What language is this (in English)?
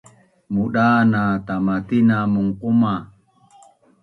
Bunun